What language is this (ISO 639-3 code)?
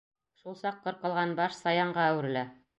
bak